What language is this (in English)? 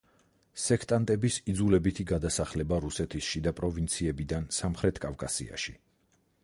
Georgian